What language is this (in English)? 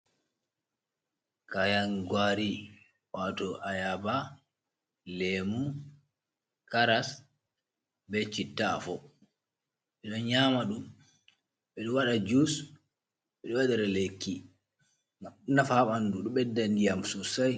Fula